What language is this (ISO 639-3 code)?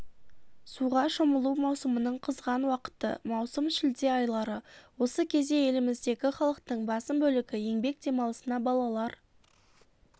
kaz